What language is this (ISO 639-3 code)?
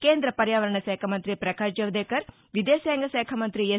tel